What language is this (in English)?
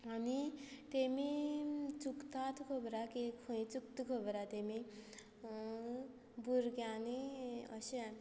Konkani